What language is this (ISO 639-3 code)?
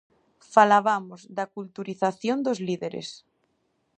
glg